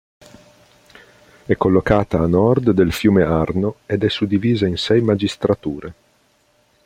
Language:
Italian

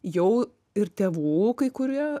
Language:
Lithuanian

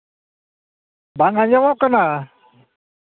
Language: Santali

